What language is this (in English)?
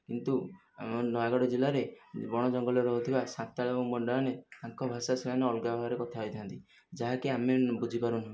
Odia